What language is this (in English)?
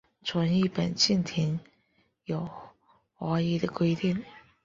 Chinese